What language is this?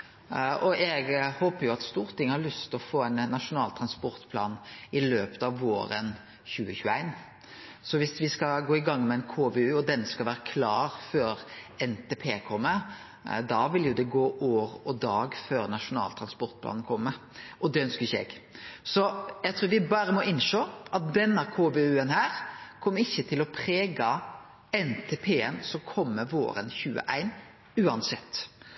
Norwegian Nynorsk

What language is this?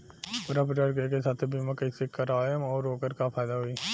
Bhojpuri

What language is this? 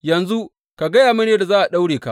Hausa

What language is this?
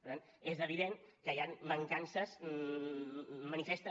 Catalan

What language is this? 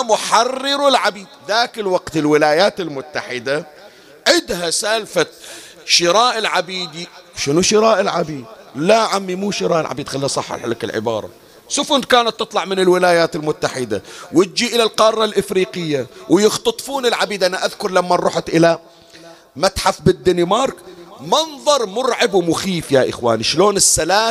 Arabic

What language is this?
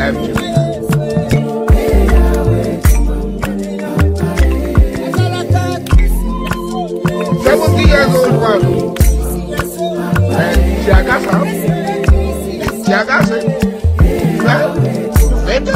English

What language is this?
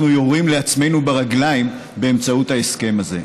Hebrew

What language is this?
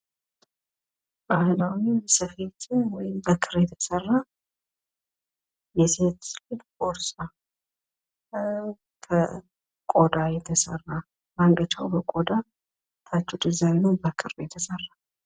Amharic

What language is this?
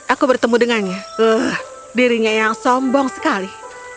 Indonesian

